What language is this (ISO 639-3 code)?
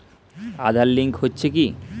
ben